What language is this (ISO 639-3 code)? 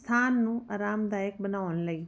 pan